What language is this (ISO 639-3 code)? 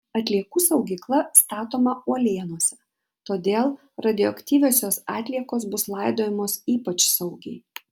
lit